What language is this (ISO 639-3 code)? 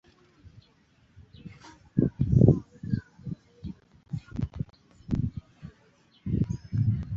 lug